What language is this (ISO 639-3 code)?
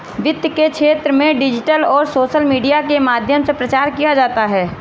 hin